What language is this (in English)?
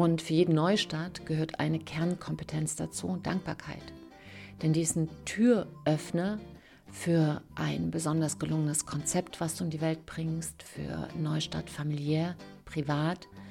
German